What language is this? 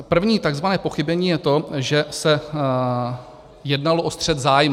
Czech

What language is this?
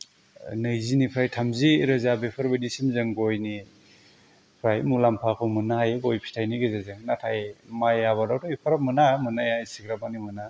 Bodo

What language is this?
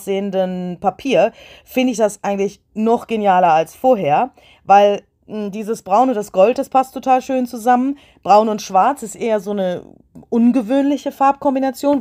German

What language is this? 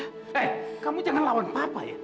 Indonesian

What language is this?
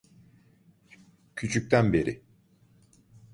Turkish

